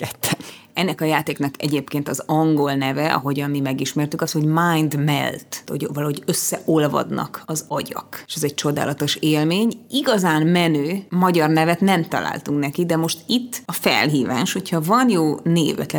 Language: Hungarian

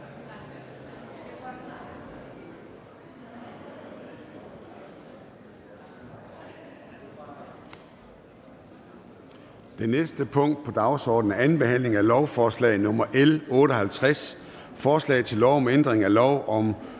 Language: Danish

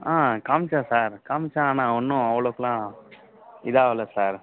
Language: Tamil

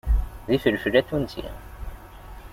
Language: Kabyle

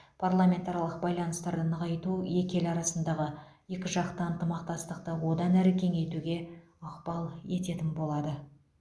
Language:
Kazakh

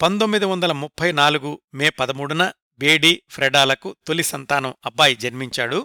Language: Telugu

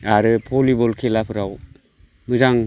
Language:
Bodo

